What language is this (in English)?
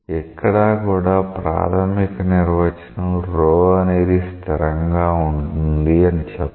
Telugu